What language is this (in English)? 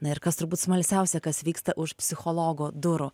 Lithuanian